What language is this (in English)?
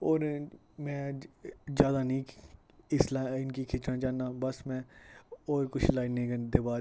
Dogri